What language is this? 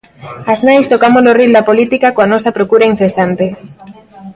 Galician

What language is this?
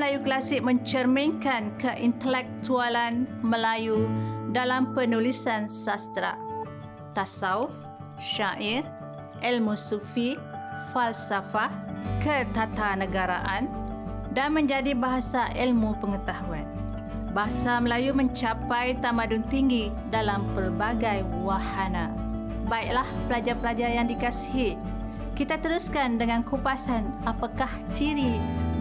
Malay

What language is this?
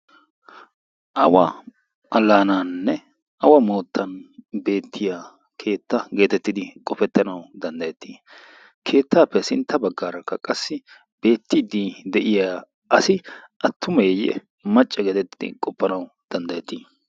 Wolaytta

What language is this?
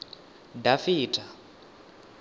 Venda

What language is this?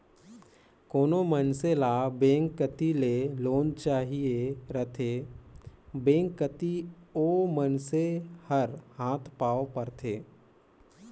Chhattisgarhi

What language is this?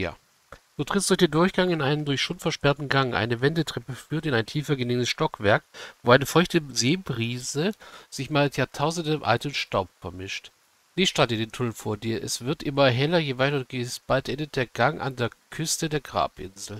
German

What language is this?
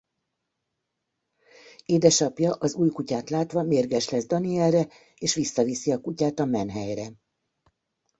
Hungarian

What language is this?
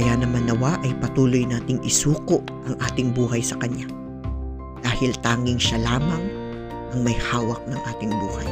Filipino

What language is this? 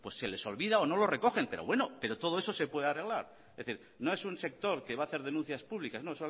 Spanish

